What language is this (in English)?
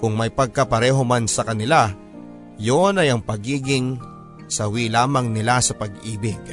Filipino